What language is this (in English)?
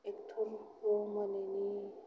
Bodo